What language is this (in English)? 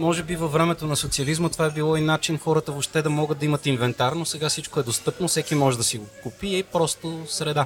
Bulgarian